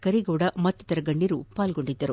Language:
Kannada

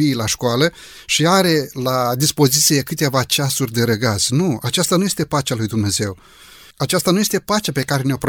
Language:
Romanian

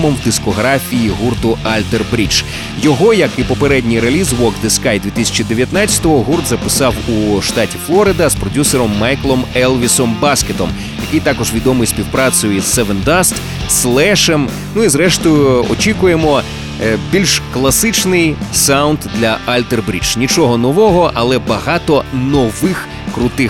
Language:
Ukrainian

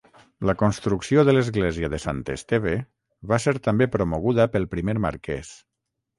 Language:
Catalan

